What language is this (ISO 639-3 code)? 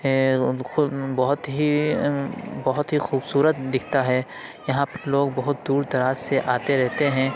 urd